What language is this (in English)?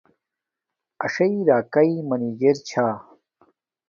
Domaaki